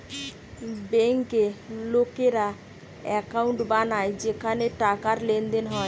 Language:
Bangla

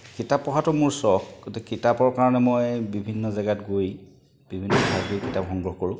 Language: Assamese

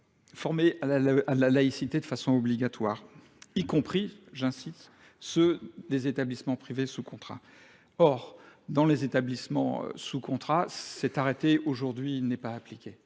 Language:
French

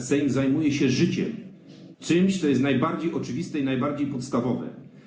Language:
Polish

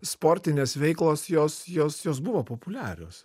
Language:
Lithuanian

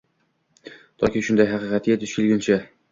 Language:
Uzbek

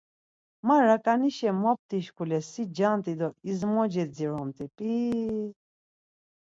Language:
Laz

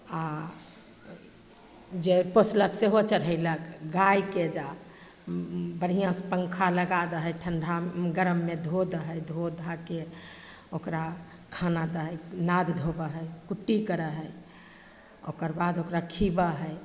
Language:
Maithili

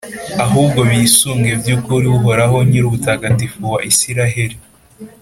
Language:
Kinyarwanda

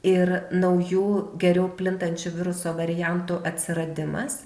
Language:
Lithuanian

